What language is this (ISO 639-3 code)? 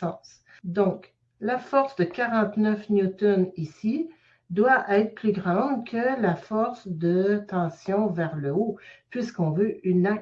fra